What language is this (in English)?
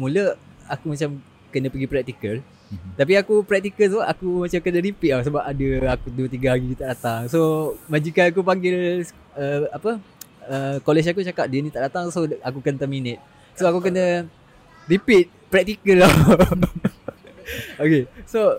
Malay